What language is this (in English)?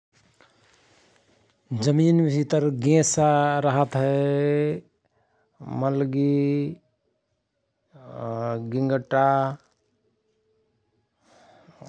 Rana Tharu